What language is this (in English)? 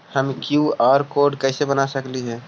Magahi